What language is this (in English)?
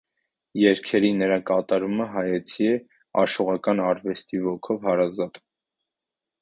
Armenian